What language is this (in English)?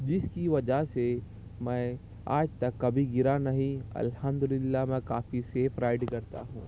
Urdu